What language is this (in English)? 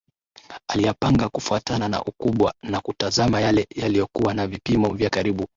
Swahili